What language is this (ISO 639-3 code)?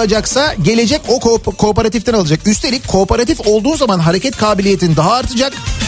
tur